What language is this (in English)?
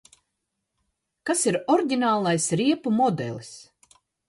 Latvian